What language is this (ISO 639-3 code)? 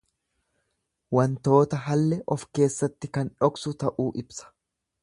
orm